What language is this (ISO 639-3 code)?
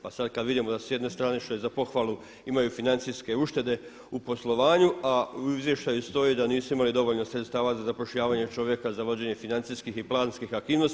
hrv